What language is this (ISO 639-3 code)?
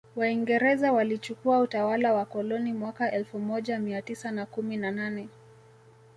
swa